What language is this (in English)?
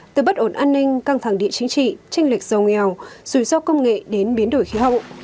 Vietnamese